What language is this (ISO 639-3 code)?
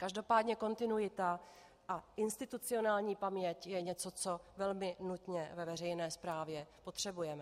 ces